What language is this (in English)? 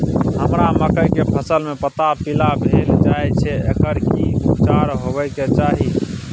Maithili